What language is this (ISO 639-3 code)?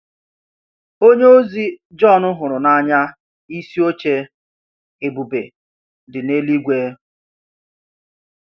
ibo